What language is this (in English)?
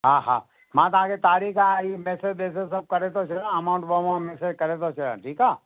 Sindhi